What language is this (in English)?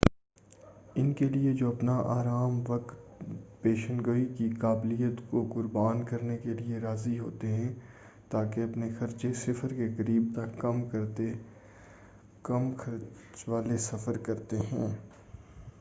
Urdu